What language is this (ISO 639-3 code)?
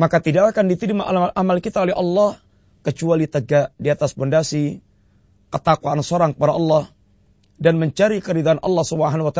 msa